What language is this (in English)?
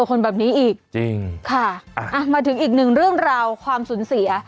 Thai